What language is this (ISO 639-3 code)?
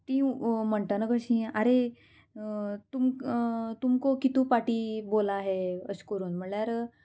kok